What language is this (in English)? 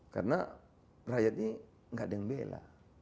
Indonesian